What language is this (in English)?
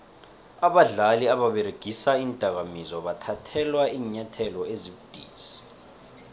South Ndebele